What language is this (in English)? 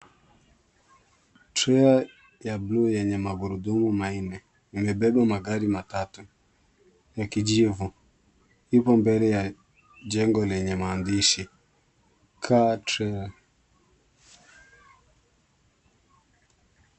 Swahili